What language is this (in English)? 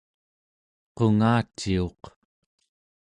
Central Yupik